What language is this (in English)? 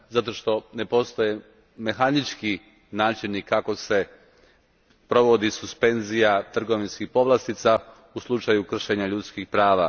Croatian